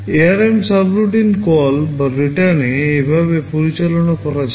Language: Bangla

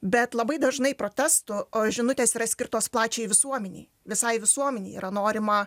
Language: Lithuanian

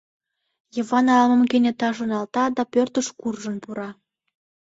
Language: Mari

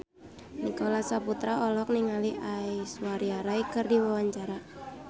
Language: Sundanese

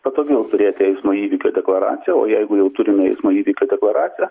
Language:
Lithuanian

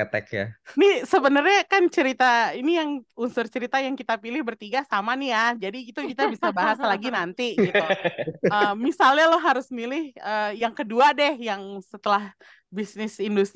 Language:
Indonesian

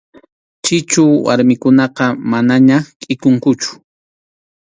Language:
Arequipa-La Unión Quechua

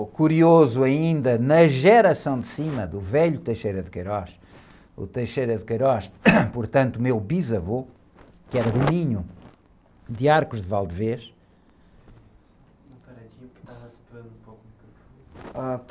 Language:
Portuguese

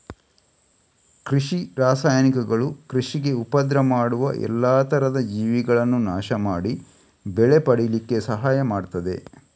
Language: Kannada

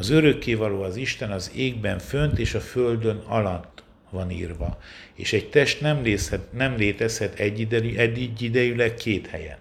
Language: Hungarian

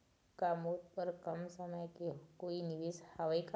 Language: Chhattisgarhi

